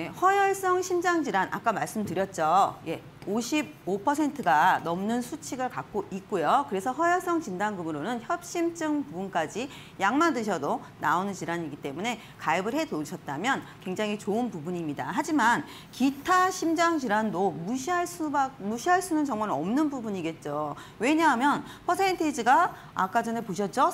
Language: Korean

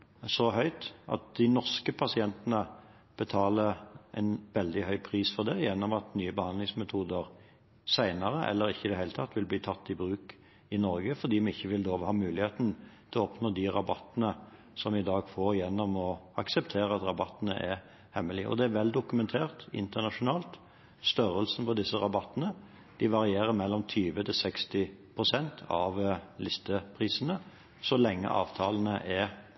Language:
Norwegian Bokmål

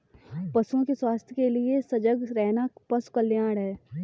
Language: Hindi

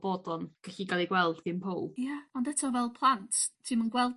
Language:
Welsh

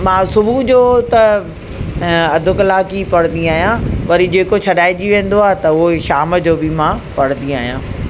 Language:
Sindhi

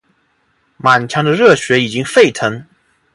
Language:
Chinese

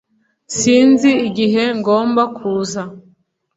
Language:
Kinyarwanda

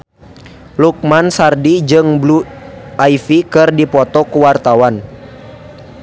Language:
Sundanese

